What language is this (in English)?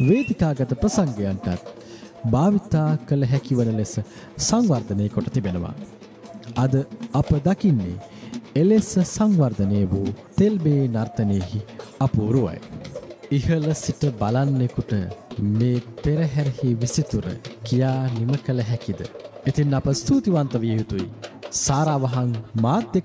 Turkish